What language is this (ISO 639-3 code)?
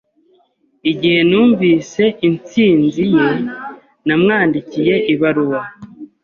kin